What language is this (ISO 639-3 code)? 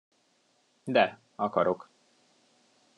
hun